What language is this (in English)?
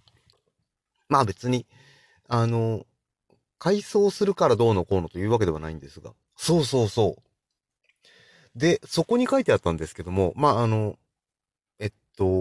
Japanese